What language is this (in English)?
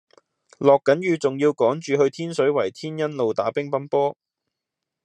Cantonese